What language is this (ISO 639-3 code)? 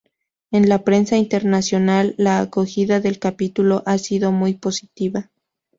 spa